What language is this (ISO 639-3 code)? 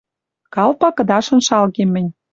mrj